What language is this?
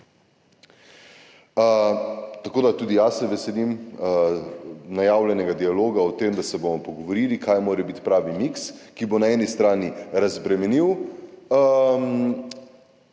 Slovenian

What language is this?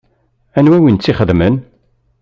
Kabyle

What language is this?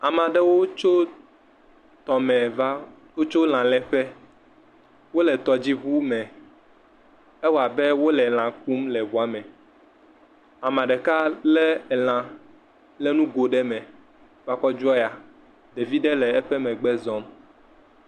Ewe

